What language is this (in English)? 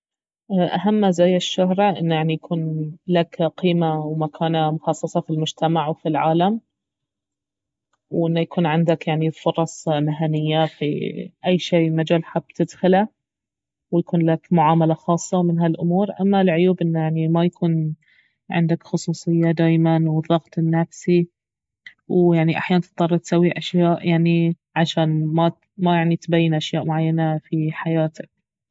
Baharna Arabic